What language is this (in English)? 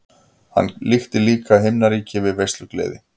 Icelandic